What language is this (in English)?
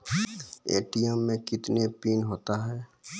Maithili